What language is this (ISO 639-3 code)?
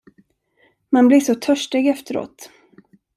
swe